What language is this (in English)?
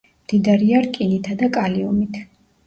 Georgian